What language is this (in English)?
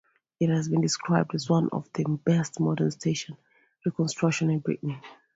English